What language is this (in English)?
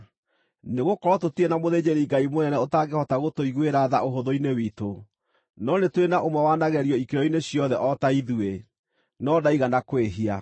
Kikuyu